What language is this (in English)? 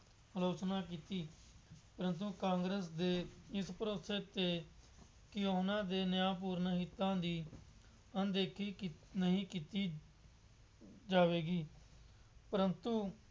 Punjabi